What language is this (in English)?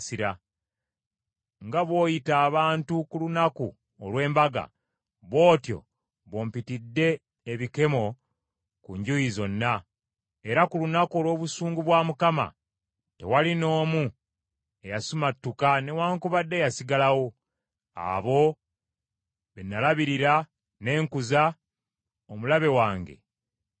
Ganda